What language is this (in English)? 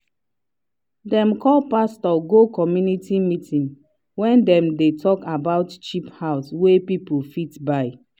Nigerian Pidgin